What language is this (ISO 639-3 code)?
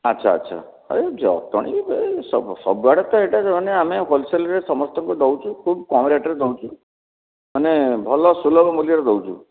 ori